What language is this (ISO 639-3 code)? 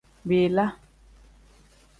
kdh